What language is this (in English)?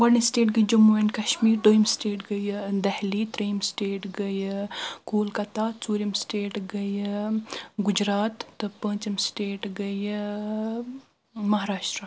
Kashmiri